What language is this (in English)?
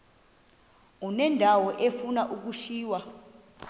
Xhosa